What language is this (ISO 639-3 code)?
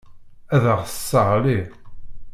kab